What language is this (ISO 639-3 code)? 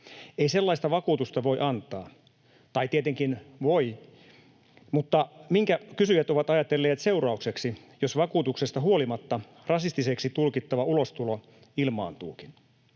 fin